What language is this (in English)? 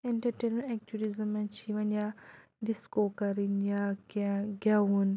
Kashmiri